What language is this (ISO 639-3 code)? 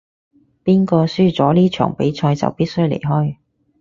yue